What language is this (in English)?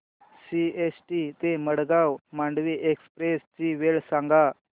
Marathi